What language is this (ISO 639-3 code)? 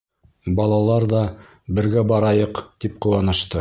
bak